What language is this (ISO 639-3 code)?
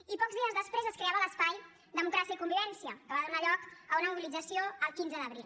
cat